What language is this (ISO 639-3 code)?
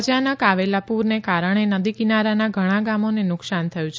guj